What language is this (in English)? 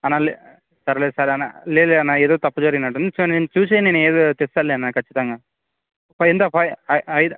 Telugu